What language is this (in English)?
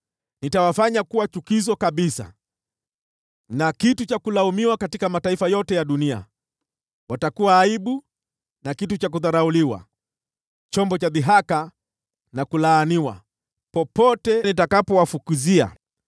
Swahili